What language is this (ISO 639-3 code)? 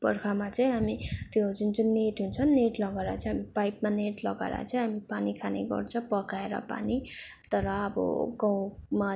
nep